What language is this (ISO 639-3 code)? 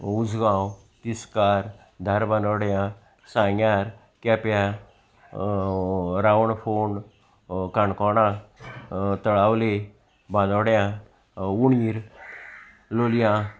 kok